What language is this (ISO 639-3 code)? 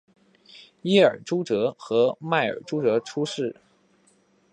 zho